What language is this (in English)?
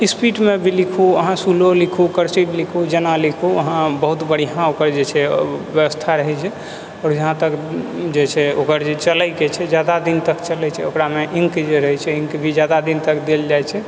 Maithili